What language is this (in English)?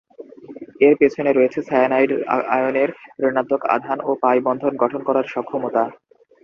Bangla